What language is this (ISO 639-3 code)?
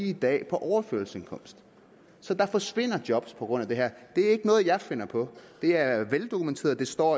dan